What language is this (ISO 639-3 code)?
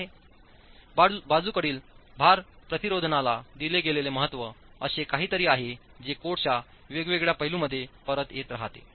mar